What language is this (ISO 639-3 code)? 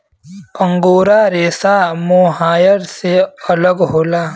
bho